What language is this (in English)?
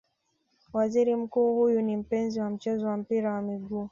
Swahili